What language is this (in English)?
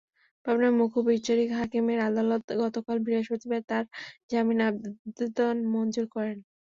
Bangla